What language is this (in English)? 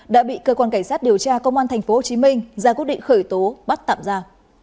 Vietnamese